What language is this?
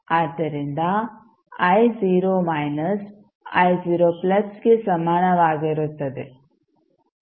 Kannada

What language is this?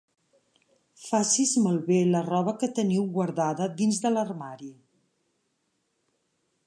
Catalan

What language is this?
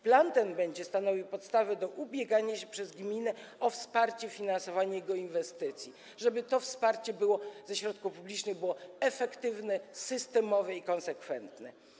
Polish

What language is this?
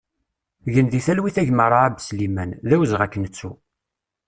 Kabyle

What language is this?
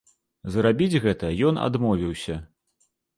Belarusian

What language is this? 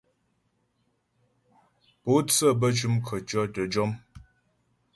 Ghomala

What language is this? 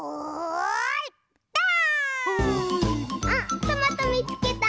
Japanese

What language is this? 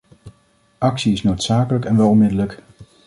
Dutch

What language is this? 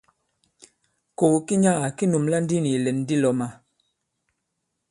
Bankon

